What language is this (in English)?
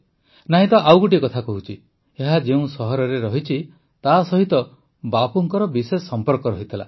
Odia